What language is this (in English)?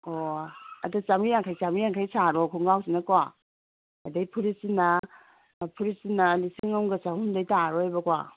Manipuri